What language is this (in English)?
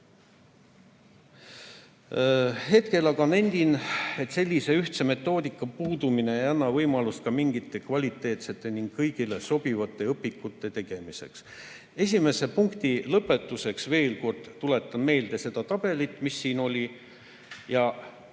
Estonian